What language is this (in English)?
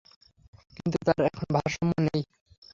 Bangla